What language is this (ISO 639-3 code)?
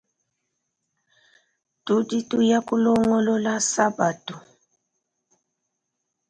lua